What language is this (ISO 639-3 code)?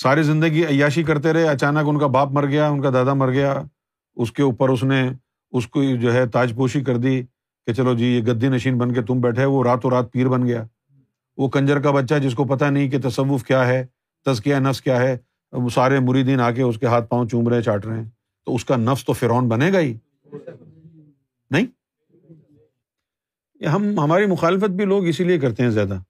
urd